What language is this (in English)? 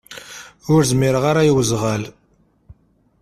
Kabyle